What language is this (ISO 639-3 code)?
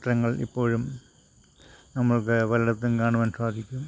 mal